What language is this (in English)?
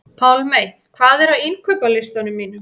Icelandic